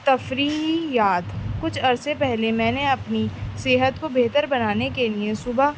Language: Urdu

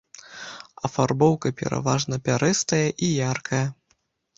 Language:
Belarusian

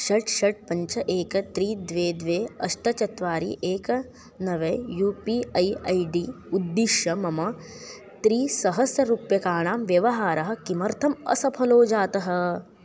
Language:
Sanskrit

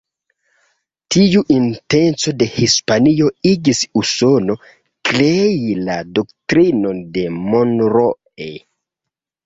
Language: Esperanto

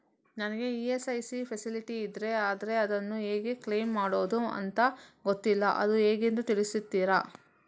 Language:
Kannada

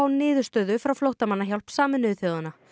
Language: Icelandic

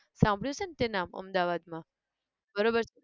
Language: Gujarati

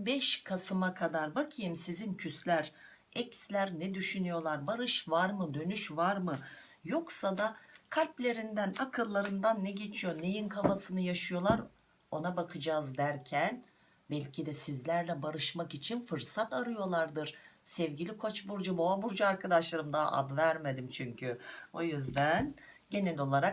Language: Turkish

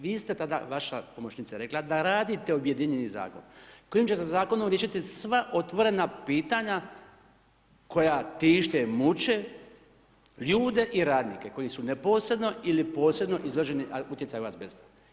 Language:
Croatian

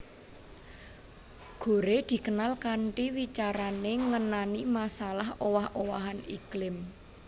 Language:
Javanese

